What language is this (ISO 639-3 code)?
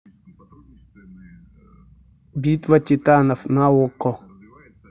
rus